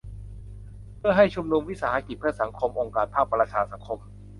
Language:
Thai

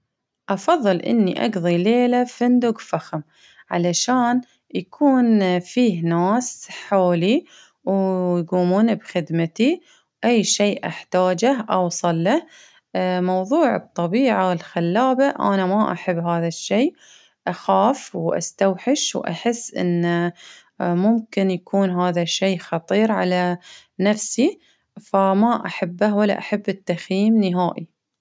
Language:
Baharna Arabic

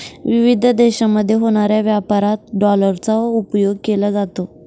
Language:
Marathi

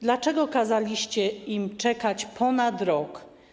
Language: Polish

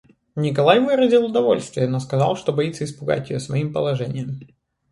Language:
Russian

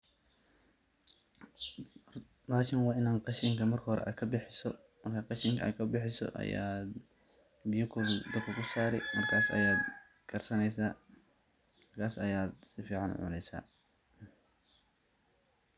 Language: Somali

